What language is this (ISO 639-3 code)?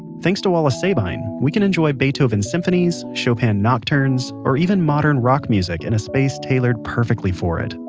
eng